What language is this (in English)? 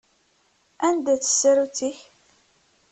Kabyle